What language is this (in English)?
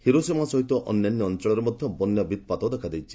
Odia